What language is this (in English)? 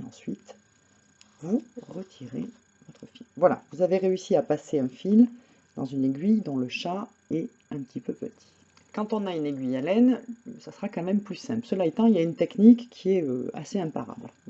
French